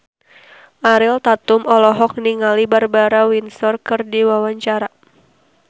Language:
Sundanese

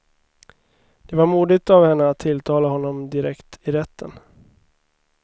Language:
Swedish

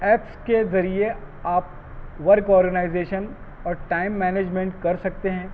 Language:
Urdu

